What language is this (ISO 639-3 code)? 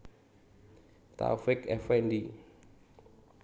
jav